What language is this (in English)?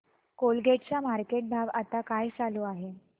Marathi